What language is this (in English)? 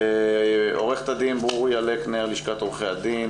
Hebrew